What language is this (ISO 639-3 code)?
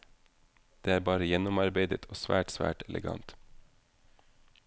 nor